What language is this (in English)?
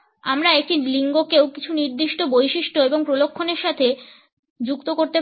Bangla